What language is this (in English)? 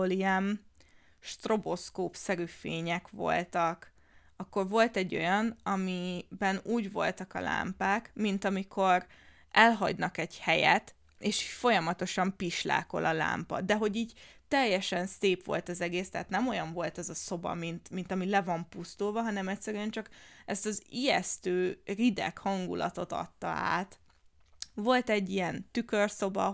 Hungarian